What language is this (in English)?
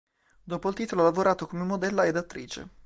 Italian